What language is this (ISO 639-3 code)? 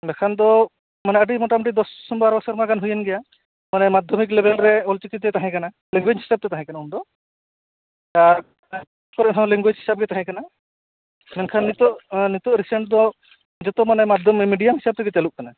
sat